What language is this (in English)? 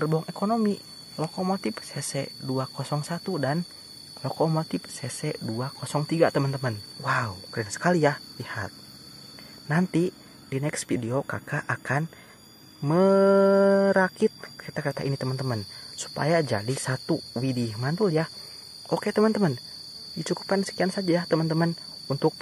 Indonesian